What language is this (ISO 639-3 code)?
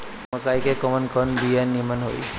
bho